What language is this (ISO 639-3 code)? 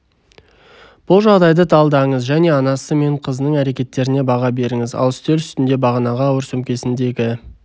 kaz